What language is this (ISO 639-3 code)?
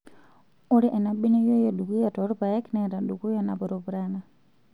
mas